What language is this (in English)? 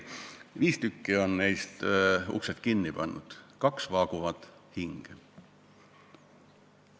Estonian